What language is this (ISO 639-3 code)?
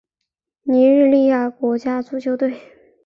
zho